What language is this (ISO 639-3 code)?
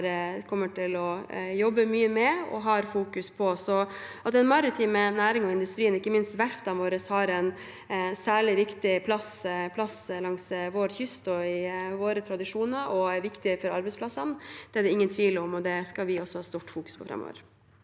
nor